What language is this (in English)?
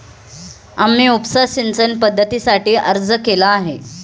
Marathi